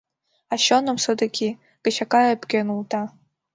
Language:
Mari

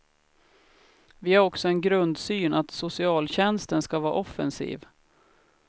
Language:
Swedish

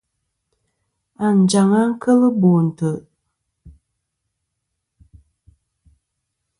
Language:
Kom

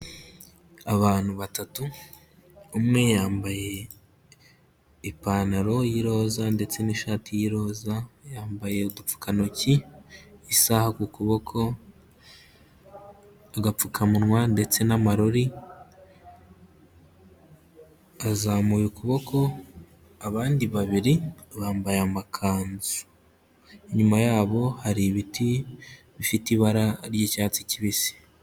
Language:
Kinyarwanda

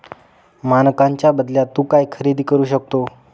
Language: Marathi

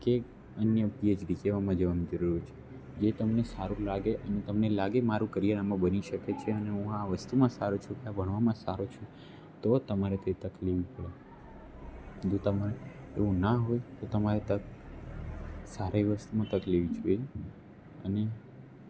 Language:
Gujarati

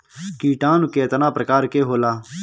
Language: Bhojpuri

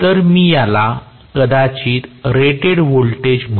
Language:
Marathi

